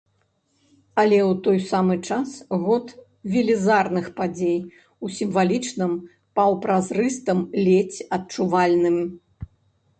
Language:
Belarusian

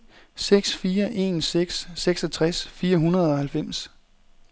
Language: Danish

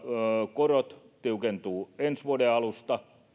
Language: Finnish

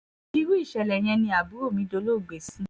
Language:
Yoruba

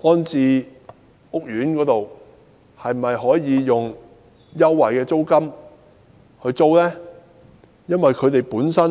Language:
Cantonese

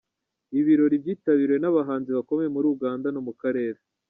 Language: Kinyarwanda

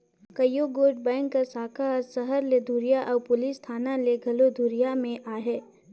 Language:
Chhattisgarhi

